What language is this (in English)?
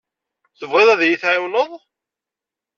Kabyle